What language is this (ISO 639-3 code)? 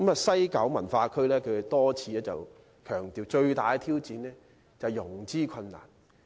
yue